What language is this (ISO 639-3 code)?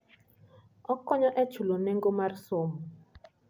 luo